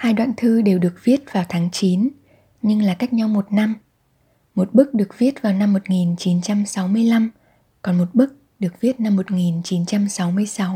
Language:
Vietnamese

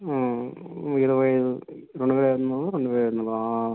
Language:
Telugu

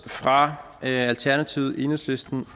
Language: Danish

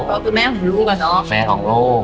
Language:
Thai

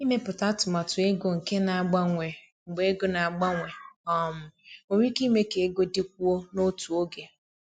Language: Igbo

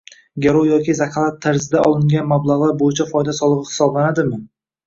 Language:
Uzbek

